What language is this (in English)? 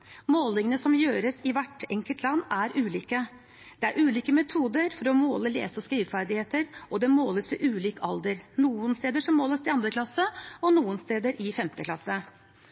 Norwegian Bokmål